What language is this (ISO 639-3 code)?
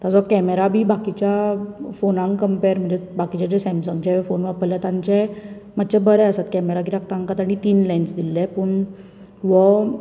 kok